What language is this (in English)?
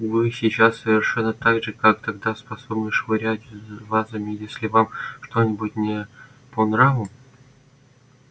Russian